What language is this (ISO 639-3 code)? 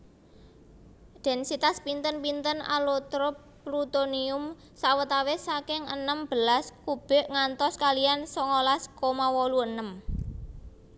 jav